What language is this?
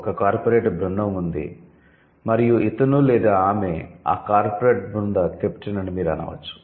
Telugu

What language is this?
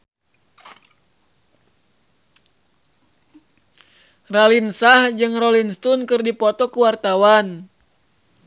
Sundanese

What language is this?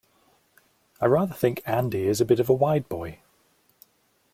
English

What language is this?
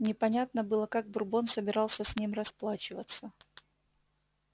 Russian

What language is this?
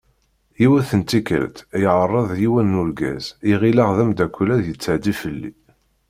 Kabyle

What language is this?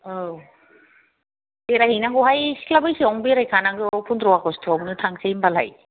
Bodo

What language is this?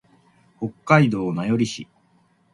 Japanese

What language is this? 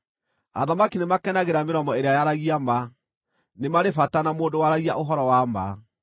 Kikuyu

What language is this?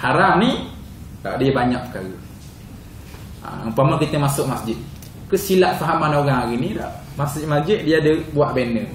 Malay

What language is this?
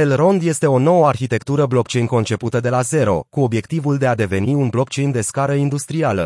Romanian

